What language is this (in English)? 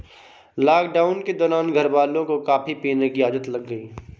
Hindi